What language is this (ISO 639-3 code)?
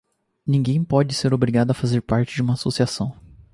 por